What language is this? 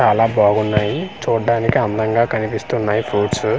Telugu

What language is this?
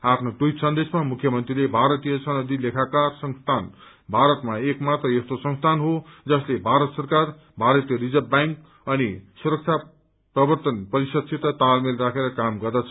Nepali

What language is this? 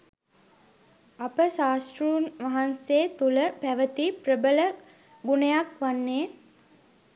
Sinhala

